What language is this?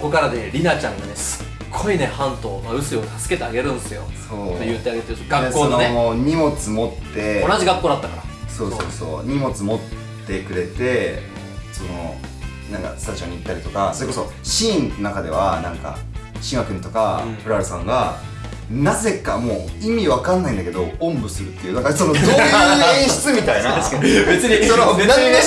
Japanese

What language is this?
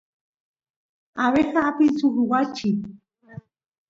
Santiago del Estero Quichua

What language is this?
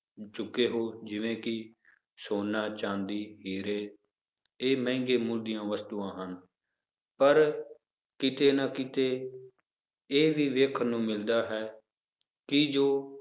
Punjabi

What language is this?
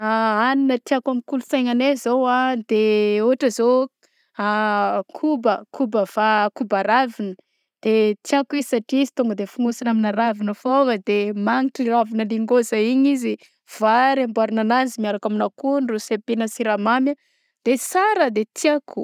Southern Betsimisaraka Malagasy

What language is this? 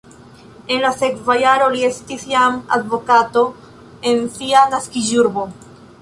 Esperanto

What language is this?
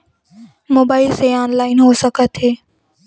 Chhattisgarhi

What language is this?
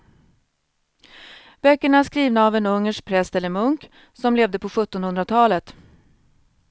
Swedish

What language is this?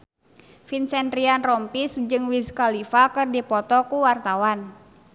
Sundanese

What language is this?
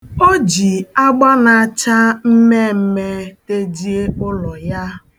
Igbo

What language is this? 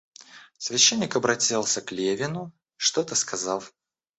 Russian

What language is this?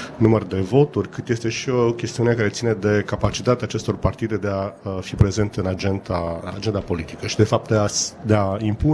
Romanian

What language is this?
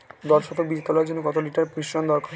Bangla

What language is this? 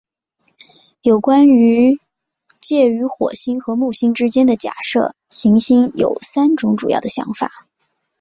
Chinese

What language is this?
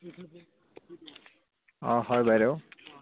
Assamese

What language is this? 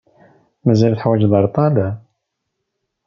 Kabyle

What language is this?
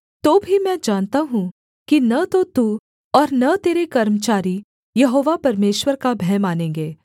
Hindi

